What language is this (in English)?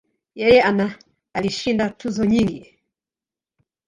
Swahili